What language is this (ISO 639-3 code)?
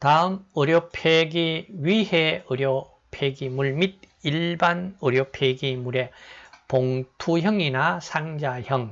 kor